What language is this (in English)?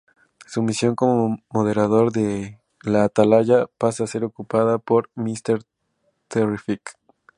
Spanish